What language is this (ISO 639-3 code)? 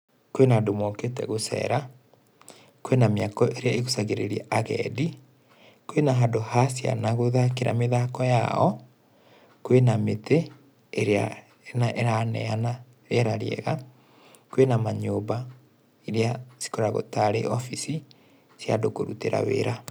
kik